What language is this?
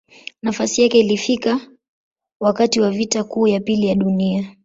Swahili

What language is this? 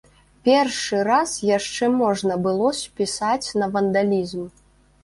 Belarusian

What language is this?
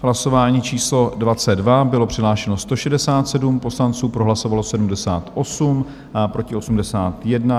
Czech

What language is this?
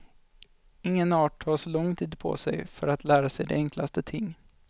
Swedish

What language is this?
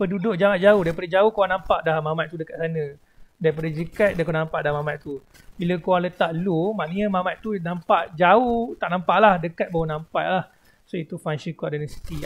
Malay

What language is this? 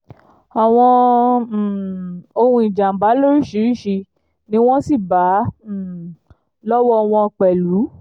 Yoruba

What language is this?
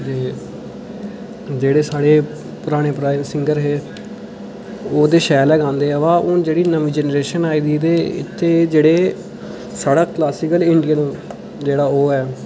Dogri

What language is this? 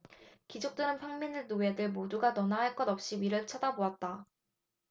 Korean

